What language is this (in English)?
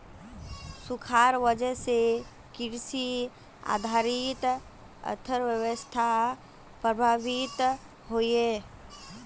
Magahi